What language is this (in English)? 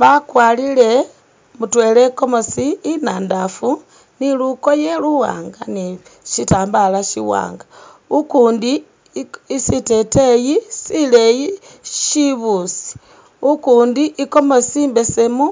Masaaba